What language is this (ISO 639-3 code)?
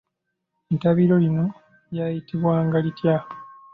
lug